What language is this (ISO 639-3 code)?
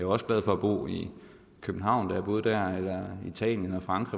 dan